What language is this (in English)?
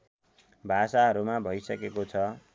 Nepali